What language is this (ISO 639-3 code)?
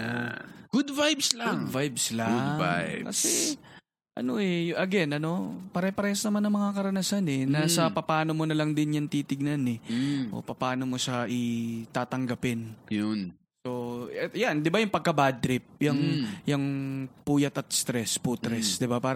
fil